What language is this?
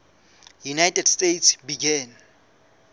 Southern Sotho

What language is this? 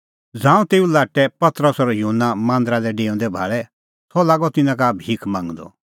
Kullu Pahari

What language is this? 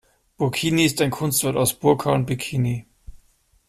German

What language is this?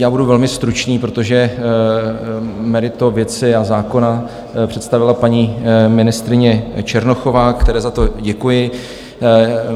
Czech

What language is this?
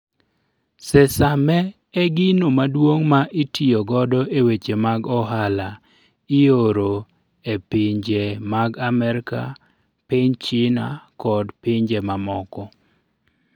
Luo (Kenya and Tanzania)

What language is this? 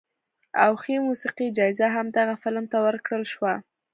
Pashto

